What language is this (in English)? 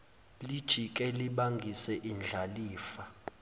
Zulu